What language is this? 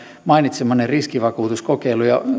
Finnish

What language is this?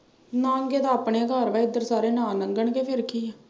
Punjabi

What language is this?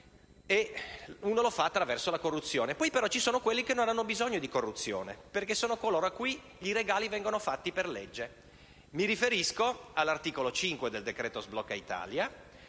Italian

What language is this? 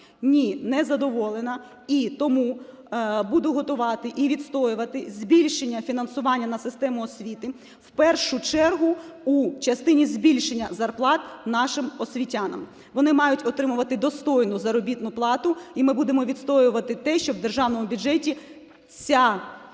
Ukrainian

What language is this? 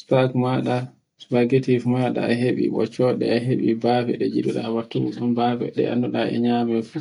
Borgu Fulfulde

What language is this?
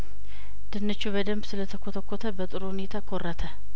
Amharic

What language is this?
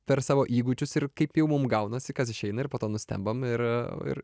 Lithuanian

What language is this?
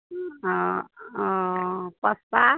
Maithili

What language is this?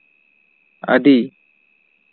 Santali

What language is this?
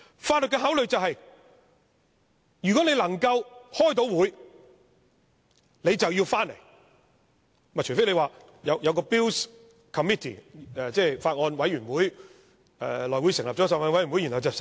Cantonese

